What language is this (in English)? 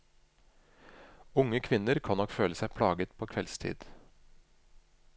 Norwegian